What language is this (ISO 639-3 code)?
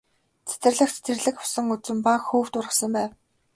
mon